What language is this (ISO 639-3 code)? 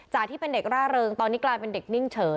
tha